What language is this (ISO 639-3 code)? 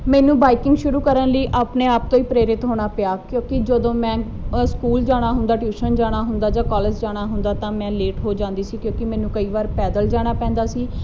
pan